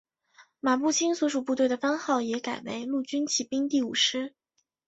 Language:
Chinese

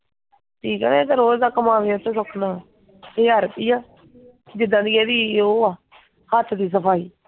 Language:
Punjabi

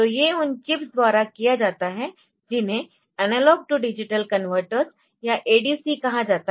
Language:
Hindi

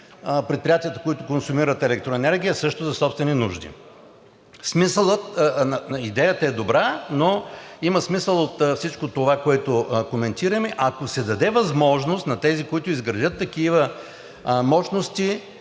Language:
Bulgarian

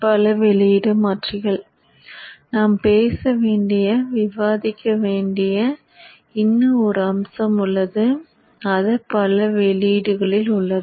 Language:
Tamil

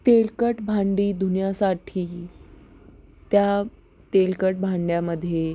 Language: Marathi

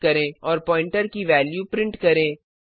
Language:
Hindi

